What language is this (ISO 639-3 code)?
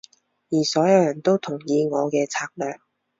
yue